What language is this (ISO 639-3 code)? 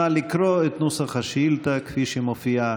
heb